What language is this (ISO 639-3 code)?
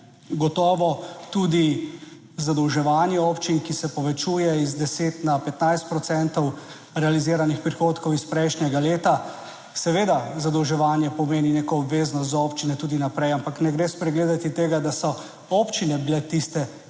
slv